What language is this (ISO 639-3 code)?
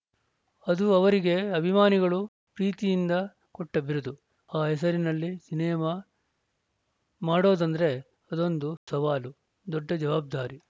kan